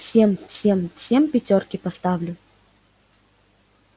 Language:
Russian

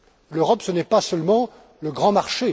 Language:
French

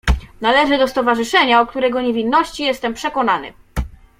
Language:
Polish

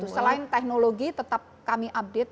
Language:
Indonesian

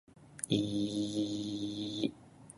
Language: Japanese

